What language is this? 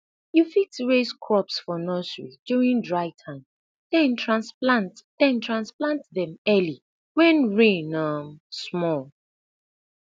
Nigerian Pidgin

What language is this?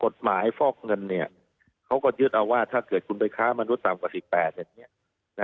Thai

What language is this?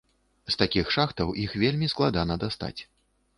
Belarusian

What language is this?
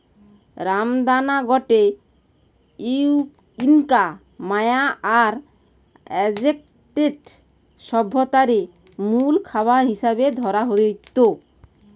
Bangla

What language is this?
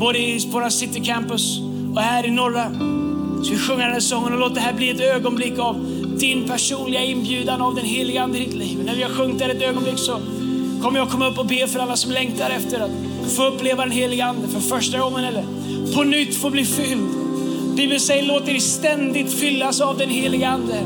Swedish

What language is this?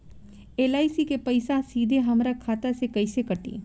Bhojpuri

